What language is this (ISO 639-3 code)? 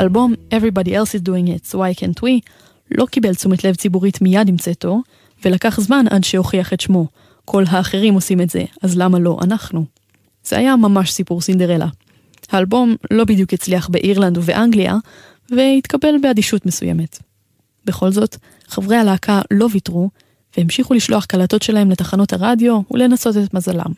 heb